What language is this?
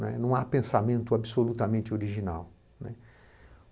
Portuguese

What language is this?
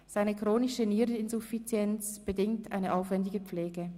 Swiss German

